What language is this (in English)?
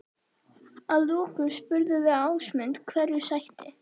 Icelandic